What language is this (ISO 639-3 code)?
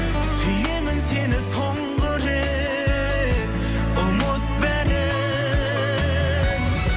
kaz